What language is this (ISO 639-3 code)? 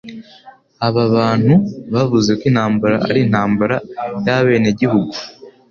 kin